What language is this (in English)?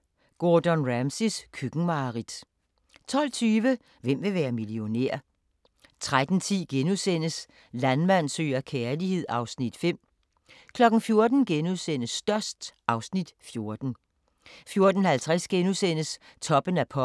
Danish